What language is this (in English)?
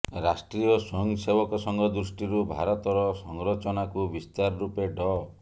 Odia